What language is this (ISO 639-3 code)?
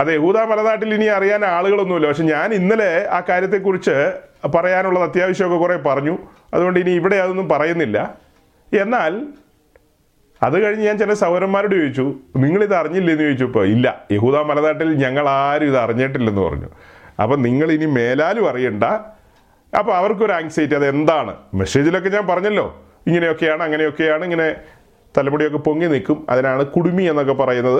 mal